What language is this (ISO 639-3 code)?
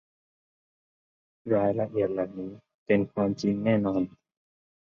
tha